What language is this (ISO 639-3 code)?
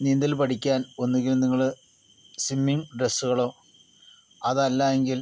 mal